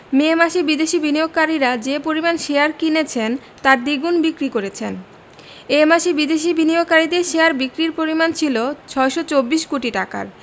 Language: Bangla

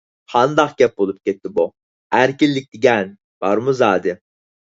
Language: Uyghur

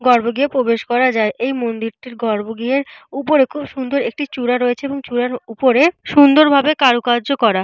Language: Bangla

